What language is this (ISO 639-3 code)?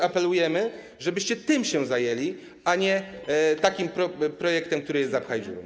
pol